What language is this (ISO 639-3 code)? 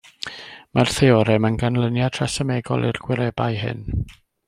cym